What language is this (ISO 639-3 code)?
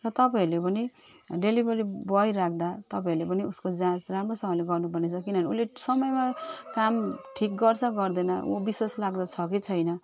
nep